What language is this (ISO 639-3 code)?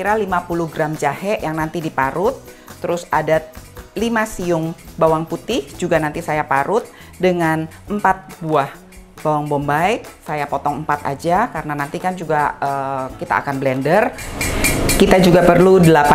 ind